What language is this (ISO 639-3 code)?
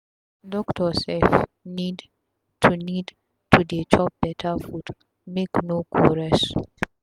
pcm